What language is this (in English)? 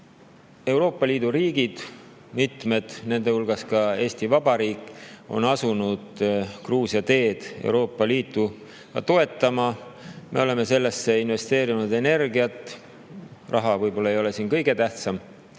Estonian